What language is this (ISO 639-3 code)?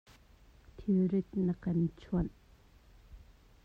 cnh